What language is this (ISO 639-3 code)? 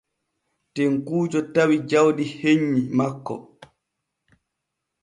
fue